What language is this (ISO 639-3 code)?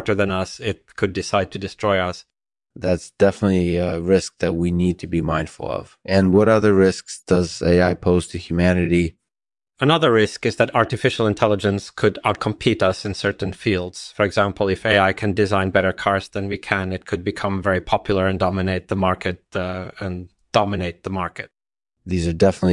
eng